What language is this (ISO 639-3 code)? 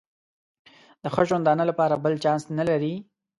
pus